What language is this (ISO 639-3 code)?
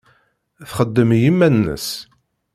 kab